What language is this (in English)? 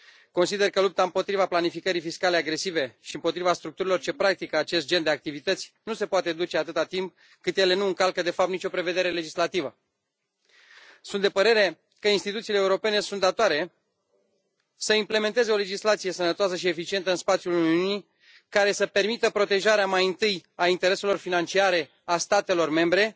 Romanian